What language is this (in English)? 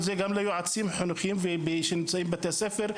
Hebrew